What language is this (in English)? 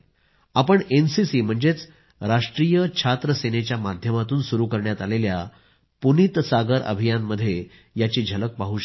Marathi